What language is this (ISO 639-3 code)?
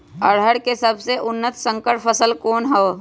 mag